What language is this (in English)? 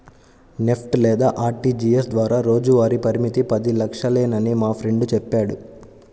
Telugu